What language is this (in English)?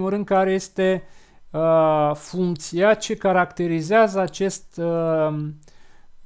Romanian